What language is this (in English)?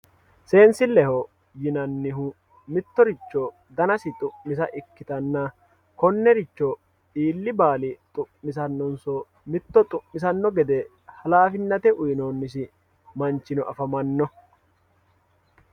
Sidamo